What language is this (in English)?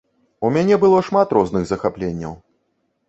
Belarusian